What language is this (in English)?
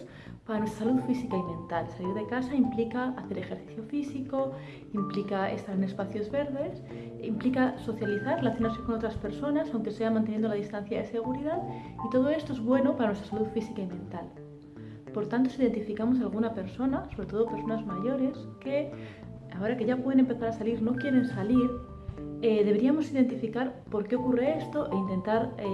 Spanish